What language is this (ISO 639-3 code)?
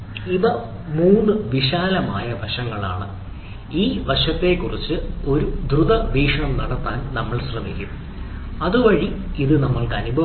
mal